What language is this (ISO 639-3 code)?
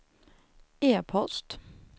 swe